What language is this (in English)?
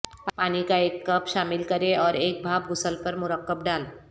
Urdu